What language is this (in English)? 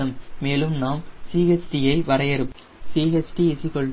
Tamil